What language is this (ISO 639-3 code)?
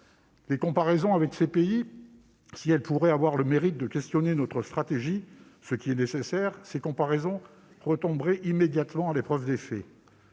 fra